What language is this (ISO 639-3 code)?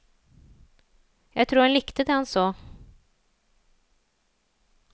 nor